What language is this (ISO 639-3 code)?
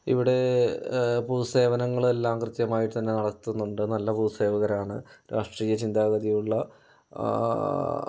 mal